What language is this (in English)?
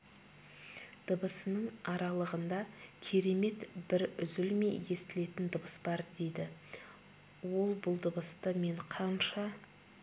Kazakh